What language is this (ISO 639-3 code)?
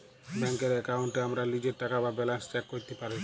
ben